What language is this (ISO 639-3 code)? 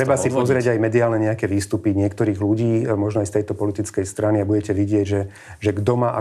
slk